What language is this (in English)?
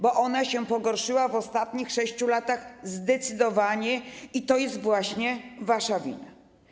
Polish